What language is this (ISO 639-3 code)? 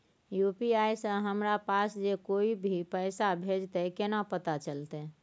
mai